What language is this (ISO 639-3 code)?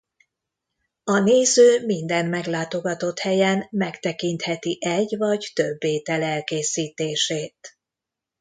hun